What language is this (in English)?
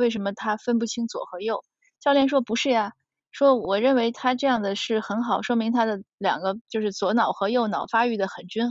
Chinese